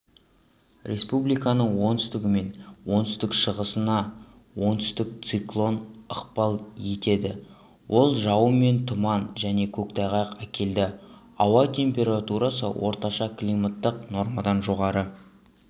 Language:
Kazakh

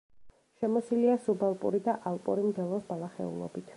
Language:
Georgian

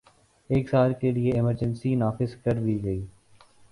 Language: Urdu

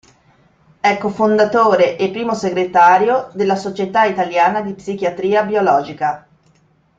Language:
Italian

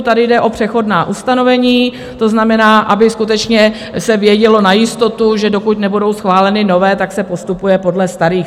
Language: Czech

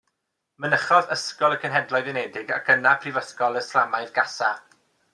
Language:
Welsh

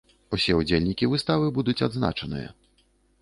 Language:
Belarusian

